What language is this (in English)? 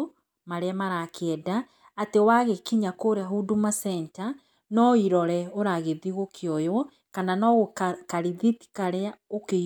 Kikuyu